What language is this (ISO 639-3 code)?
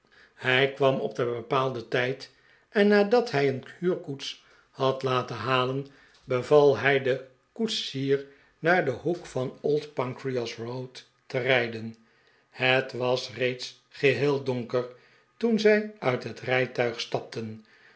nld